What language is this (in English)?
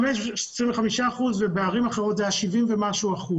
Hebrew